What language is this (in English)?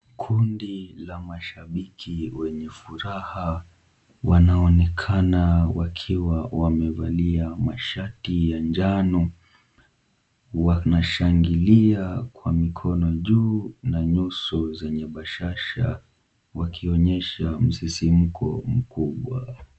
Swahili